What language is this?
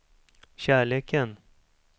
Swedish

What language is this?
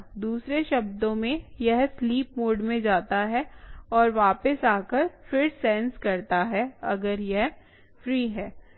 Hindi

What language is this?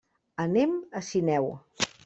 Catalan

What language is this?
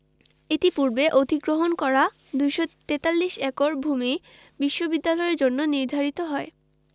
Bangla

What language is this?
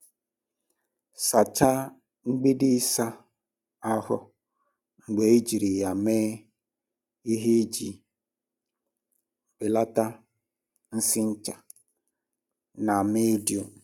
Igbo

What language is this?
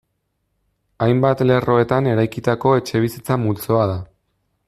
Basque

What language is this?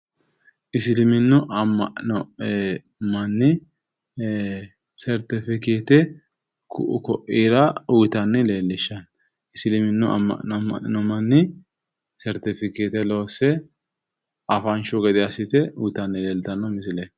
Sidamo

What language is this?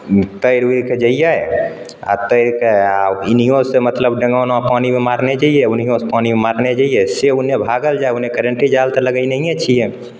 Maithili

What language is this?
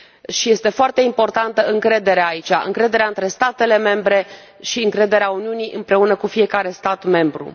Romanian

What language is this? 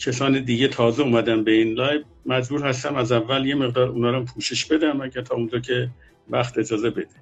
Persian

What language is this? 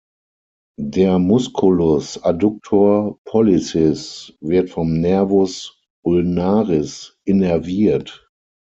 German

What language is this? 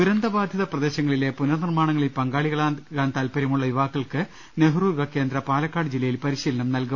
Malayalam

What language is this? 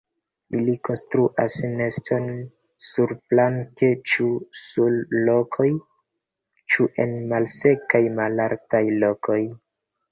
Esperanto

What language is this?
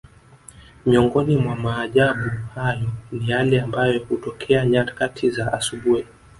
Swahili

